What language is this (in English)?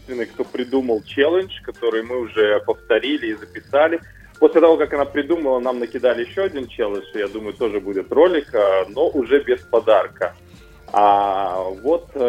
Russian